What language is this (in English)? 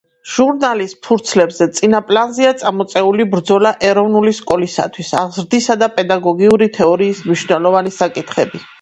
Georgian